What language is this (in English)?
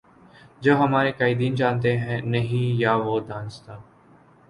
Urdu